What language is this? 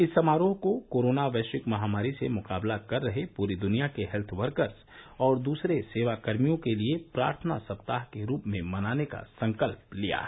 Hindi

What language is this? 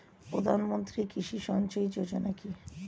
Bangla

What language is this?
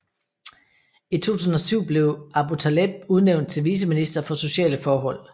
Danish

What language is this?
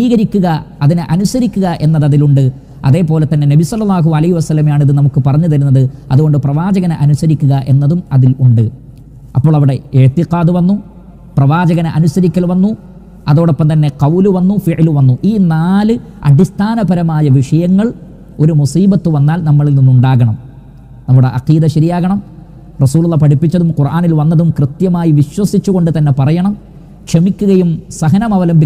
Malayalam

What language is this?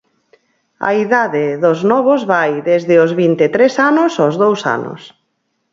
Galician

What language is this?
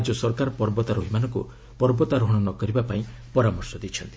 Odia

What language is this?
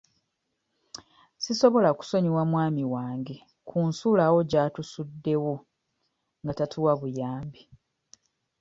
Ganda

